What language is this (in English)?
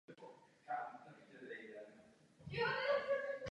Czech